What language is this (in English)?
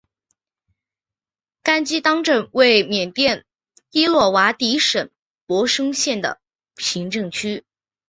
Chinese